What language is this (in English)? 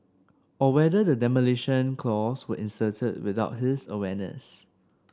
English